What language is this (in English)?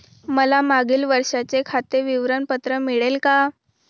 Marathi